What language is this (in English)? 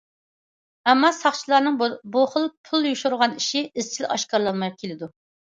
Uyghur